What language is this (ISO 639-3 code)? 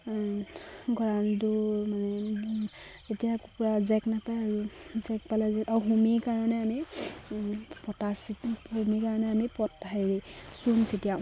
asm